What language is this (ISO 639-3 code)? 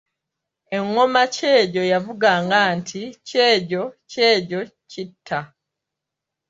lug